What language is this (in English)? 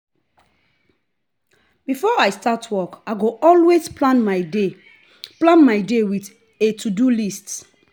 Nigerian Pidgin